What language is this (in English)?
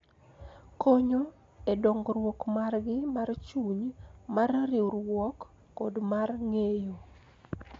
Luo (Kenya and Tanzania)